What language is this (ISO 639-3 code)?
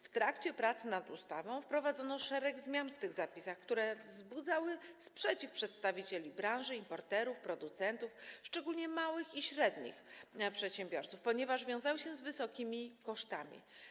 pol